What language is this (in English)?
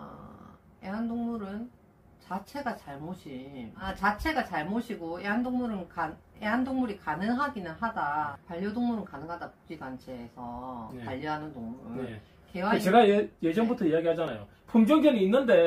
Korean